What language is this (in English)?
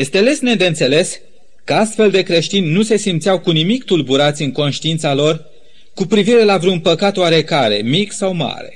Romanian